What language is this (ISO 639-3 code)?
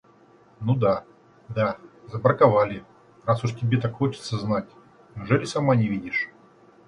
rus